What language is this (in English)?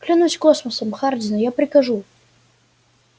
Russian